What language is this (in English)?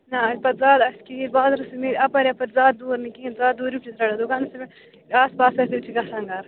Kashmiri